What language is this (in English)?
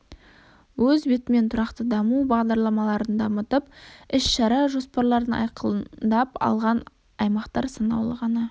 Kazakh